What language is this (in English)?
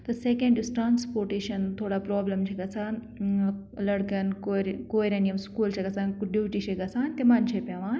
Kashmiri